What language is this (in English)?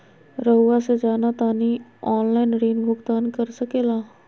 Magahi